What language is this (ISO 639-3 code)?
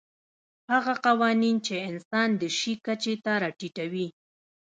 pus